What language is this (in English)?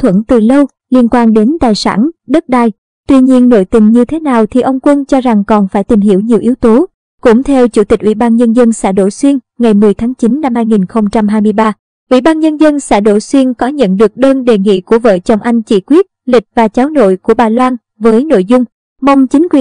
Vietnamese